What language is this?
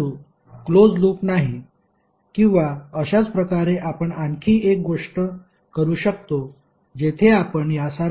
Marathi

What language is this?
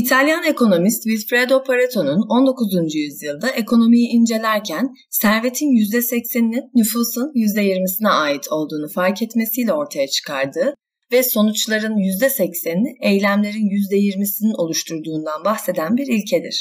Turkish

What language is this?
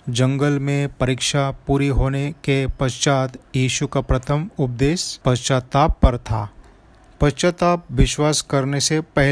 Hindi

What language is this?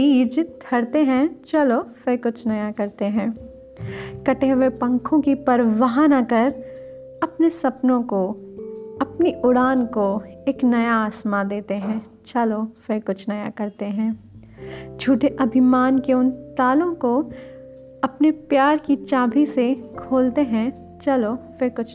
Hindi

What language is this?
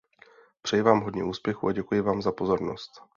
Czech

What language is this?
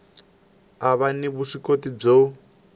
Tsonga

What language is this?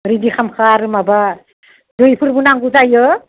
Bodo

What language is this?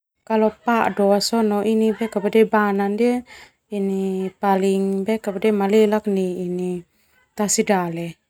Termanu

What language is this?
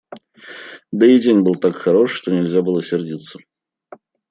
Russian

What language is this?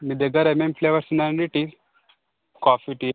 Telugu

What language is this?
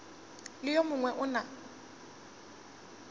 Northern Sotho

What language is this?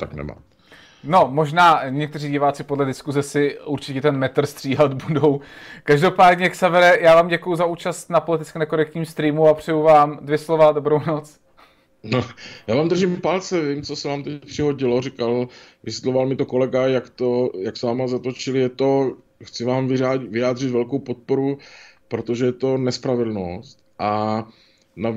Czech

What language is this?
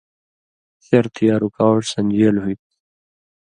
Indus Kohistani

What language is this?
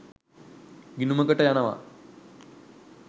Sinhala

